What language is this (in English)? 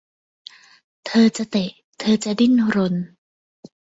Thai